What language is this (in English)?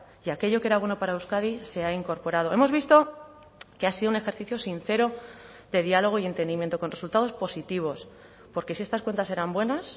Spanish